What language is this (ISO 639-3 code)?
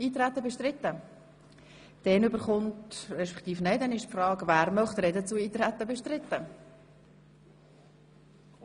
gsw